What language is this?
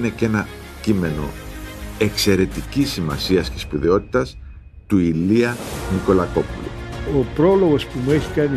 Greek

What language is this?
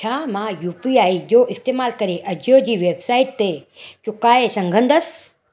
Sindhi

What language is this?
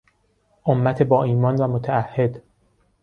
Persian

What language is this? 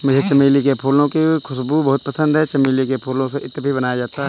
Hindi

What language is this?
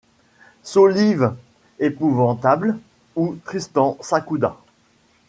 French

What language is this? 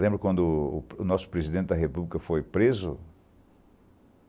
Portuguese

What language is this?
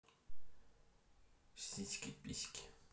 Russian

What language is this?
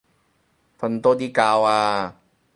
Cantonese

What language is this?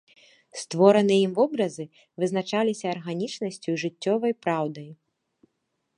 Belarusian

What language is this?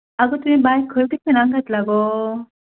Konkani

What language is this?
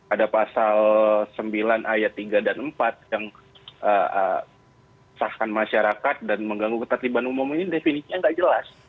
Indonesian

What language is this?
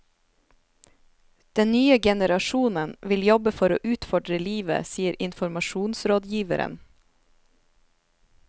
Norwegian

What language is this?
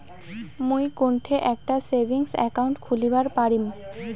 Bangla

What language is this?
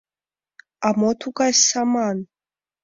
Mari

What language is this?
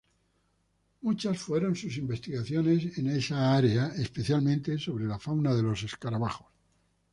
Spanish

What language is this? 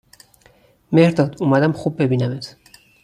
Persian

